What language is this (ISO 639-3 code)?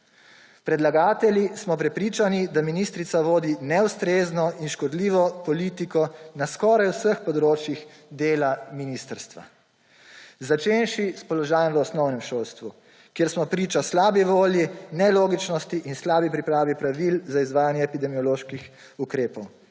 slv